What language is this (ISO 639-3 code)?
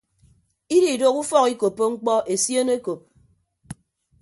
ibb